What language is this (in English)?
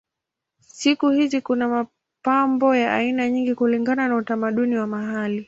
Swahili